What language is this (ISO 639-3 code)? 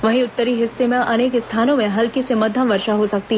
hin